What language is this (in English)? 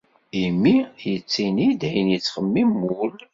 Kabyle